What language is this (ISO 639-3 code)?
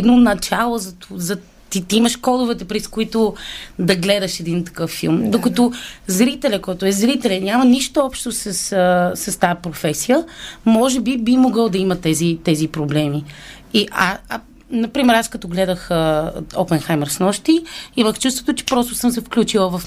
bul